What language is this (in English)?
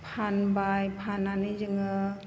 Bodo